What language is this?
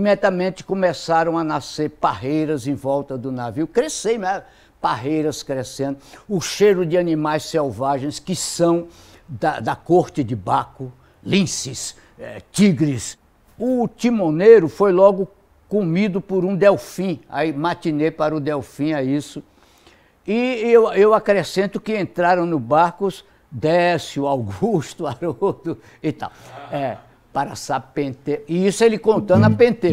Portuguese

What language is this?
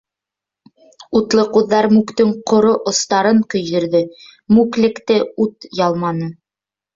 Bashkir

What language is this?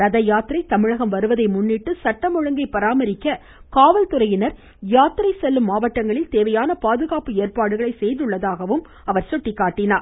Tamil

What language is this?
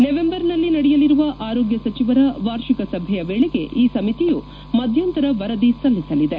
Kannada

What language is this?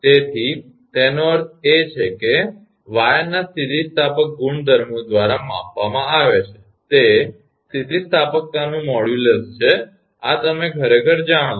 Gujarati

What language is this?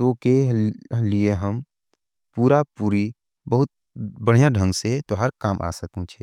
Angika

